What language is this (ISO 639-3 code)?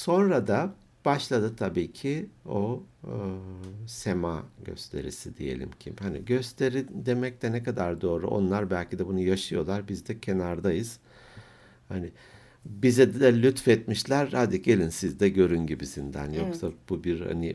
tur